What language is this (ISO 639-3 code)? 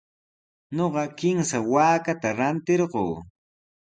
qws